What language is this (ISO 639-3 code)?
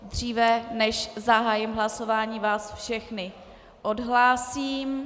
ces